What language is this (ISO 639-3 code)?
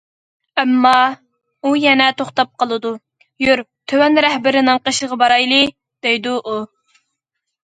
uig